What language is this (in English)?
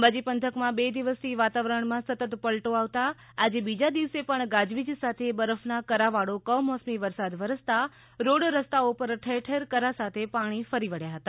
Gujarati